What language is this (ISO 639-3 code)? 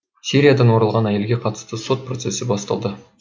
kaz